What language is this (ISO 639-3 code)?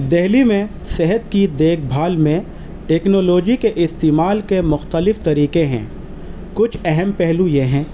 urd